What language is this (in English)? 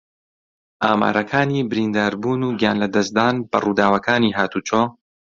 Central Kurdish